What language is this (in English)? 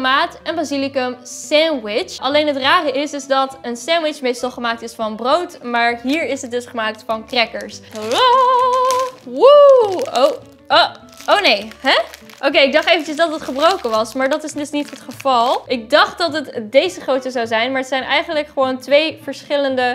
Dutch